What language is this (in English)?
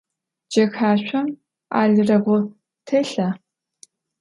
Adyghe